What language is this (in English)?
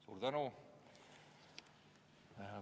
Estonian